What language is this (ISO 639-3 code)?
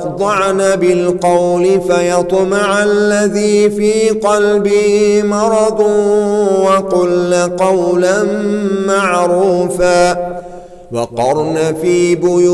ara